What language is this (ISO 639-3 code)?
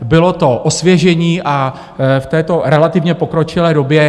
ces